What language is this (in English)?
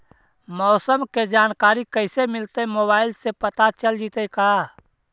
Magahi